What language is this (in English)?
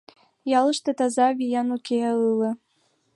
Mari